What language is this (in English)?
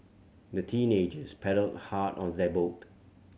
English